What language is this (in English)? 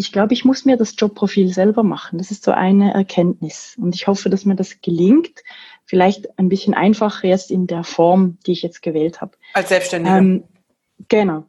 German